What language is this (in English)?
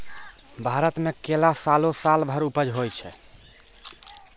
Maithili